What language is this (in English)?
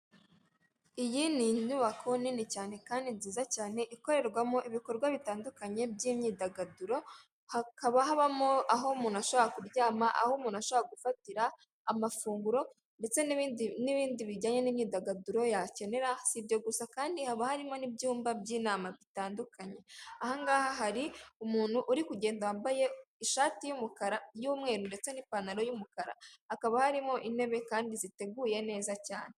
Kinyarwanda